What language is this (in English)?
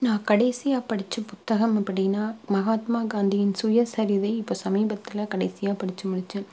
Tamil